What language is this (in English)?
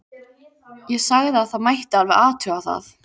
Icelandic